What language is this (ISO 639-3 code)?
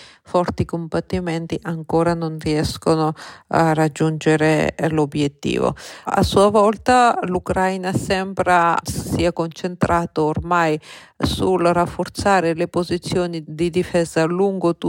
ita